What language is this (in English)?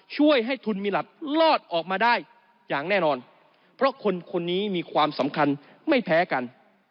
Thai